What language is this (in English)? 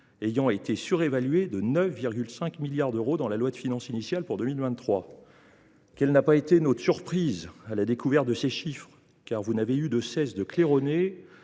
French